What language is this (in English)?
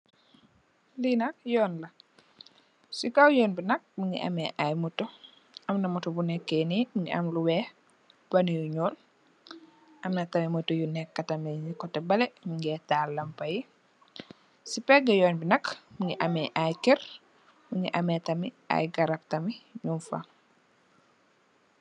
Wolof